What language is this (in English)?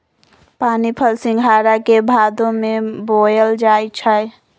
Magahi